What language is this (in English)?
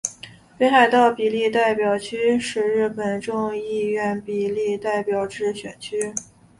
Chinese